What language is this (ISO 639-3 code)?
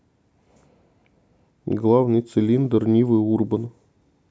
rus